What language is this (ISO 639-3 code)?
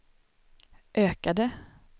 swe